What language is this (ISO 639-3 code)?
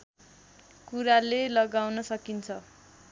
nep